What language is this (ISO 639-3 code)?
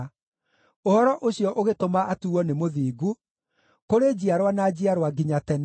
kik